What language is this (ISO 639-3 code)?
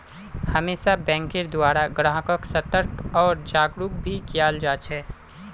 mag